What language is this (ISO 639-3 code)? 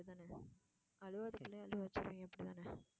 tam